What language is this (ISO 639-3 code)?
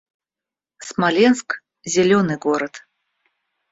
rus